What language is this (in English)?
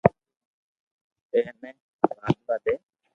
Loarki